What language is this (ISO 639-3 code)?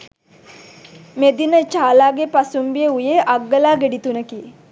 sin